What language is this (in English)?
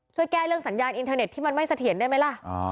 Thai